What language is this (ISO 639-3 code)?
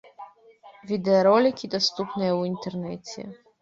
bel